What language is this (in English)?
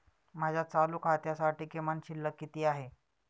Marathi